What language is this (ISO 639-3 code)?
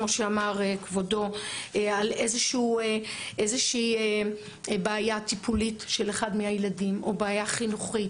heb